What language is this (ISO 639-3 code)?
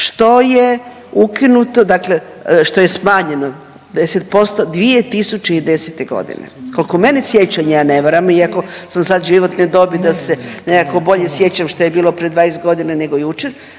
hrv